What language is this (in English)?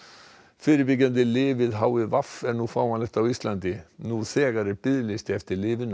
Icelandic